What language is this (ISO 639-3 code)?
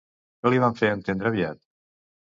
cat